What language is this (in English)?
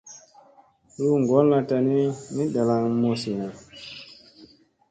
Musey